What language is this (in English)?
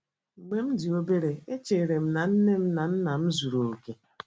Igbo